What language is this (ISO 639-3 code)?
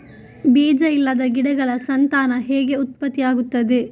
kan